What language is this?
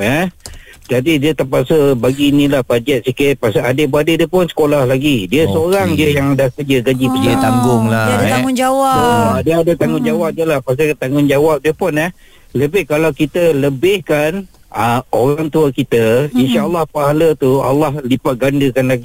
Malay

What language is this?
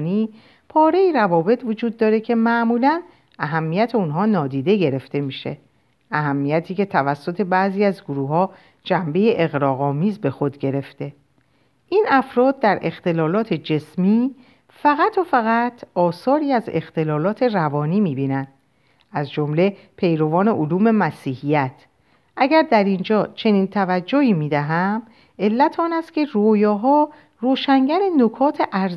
Persian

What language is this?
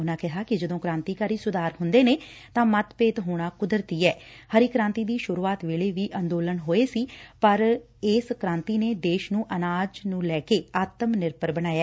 Punjabi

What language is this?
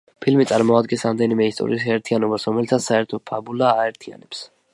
Georgian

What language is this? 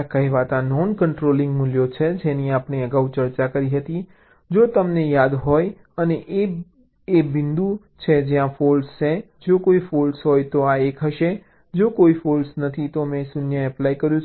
Gujarati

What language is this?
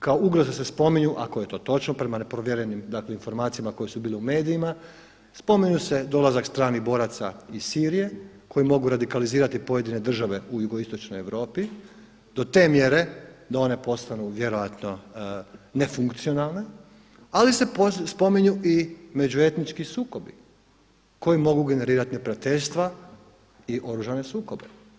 Croatian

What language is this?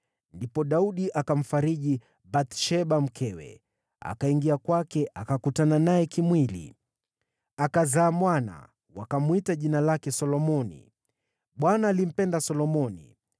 Swahili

